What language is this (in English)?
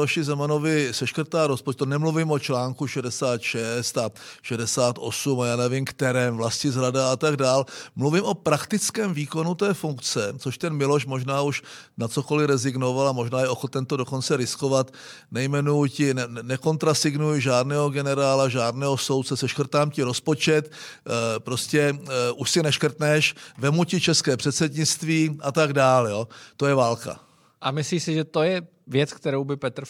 Czech